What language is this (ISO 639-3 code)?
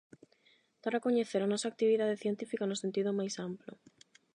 glg